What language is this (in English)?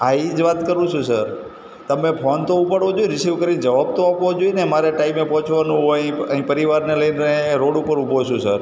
Gujarati